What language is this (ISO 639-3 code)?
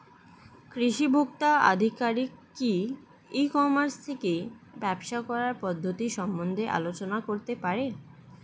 ben